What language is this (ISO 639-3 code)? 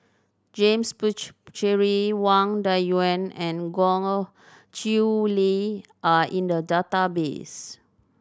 eng